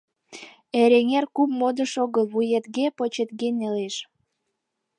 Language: Mari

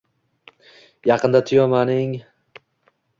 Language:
Uzbek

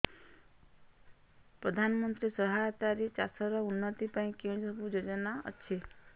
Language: Odia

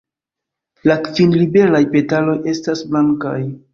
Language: Esperanto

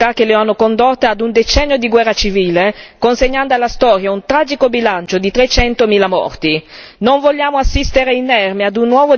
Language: Italian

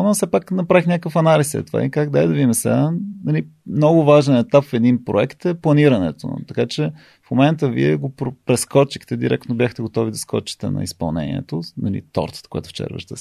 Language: Bulgarian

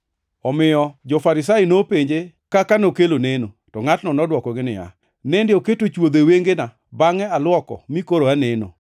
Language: Luo (Kenya and Tanzania)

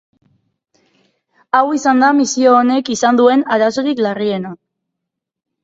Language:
Basque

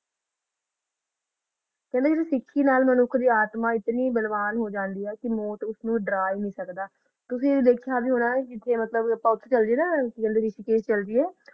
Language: Punjabi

